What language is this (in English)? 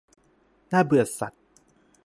Thai